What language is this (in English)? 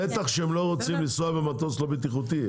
Hebrew